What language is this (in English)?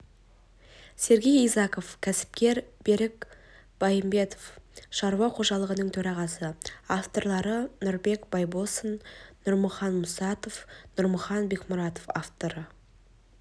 Kazakh